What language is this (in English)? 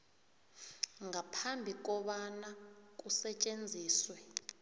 South Ndebele